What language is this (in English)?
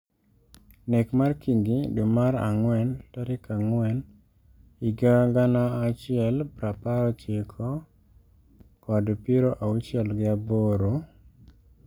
Luo (Kenya and Tanzania)